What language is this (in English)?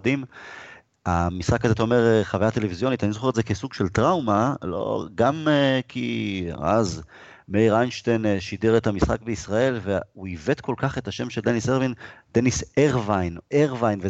Hebrew